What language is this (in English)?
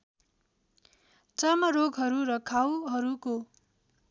Nepali